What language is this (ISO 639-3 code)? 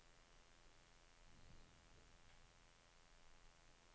dan